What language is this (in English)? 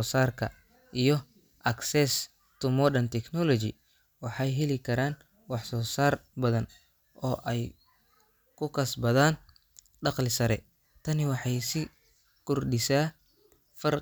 Somali